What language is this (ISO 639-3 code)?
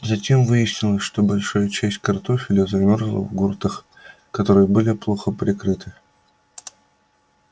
rus